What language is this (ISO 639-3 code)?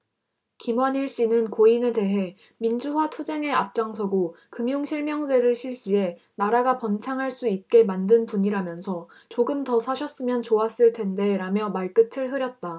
kor